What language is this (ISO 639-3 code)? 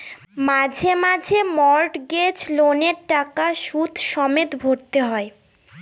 ben